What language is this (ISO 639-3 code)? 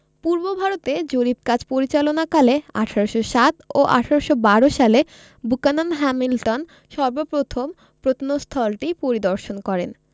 ben